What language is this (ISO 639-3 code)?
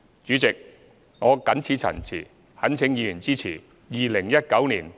yue